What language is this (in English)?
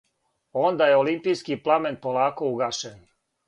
Serbian